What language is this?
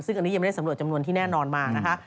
Thai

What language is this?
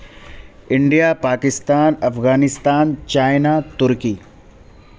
Urdu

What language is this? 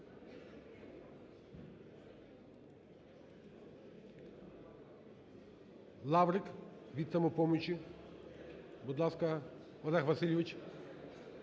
Ukrainian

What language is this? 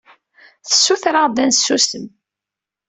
Kabyle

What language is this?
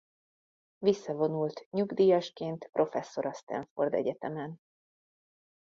Hungarian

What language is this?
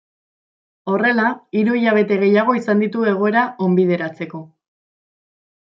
Basque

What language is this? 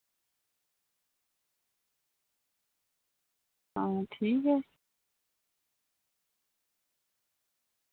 Dogri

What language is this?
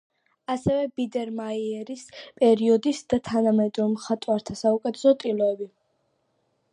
Georgian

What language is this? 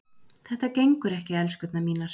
Icelandic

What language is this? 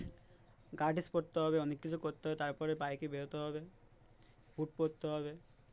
Bangla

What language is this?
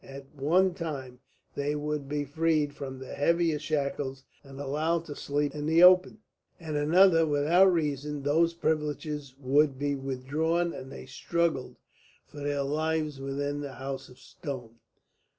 English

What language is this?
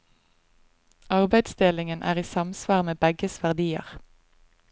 Norwegian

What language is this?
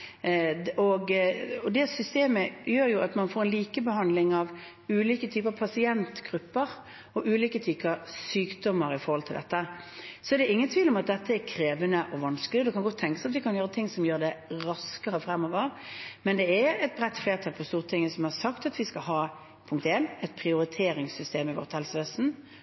Norwegian Bokmål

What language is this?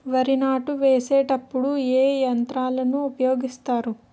Telugu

